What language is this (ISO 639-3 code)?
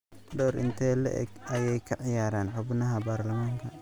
som